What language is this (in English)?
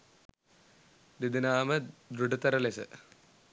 Sinhala